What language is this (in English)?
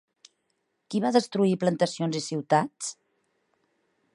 Catalan